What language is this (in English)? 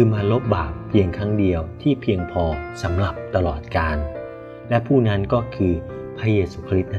Thai